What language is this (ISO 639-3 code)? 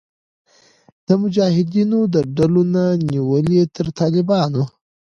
pus